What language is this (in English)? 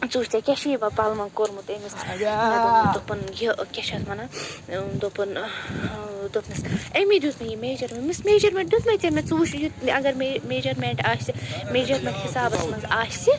Kashmiri